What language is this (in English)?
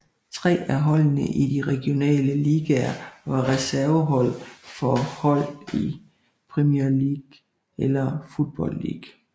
Danish